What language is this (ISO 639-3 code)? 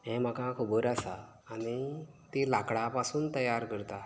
kok